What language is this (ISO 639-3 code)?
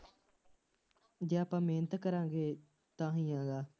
pan